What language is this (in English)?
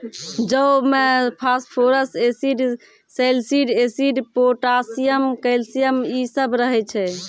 Maithili